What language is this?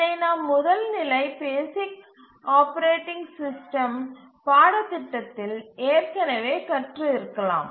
Tamil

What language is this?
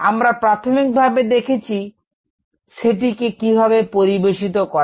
Bangla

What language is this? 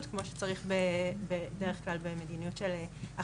Hebrew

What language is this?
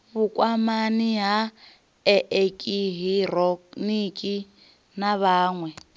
Venda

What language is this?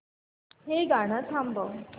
Marathi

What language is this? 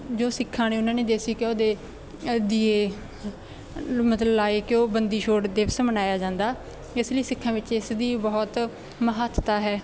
Punjabi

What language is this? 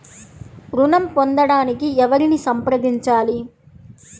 Telugu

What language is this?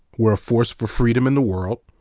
English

